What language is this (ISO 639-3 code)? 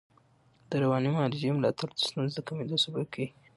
pus